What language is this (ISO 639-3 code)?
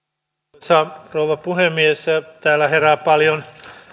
fin